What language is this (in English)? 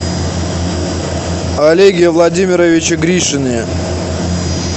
Russian